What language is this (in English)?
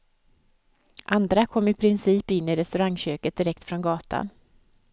Swedish